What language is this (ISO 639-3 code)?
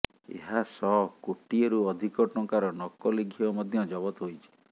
ori